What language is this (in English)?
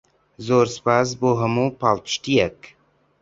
Central Kurdish